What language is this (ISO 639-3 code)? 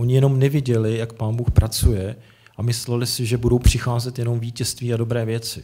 ces